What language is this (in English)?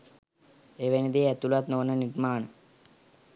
Sinhala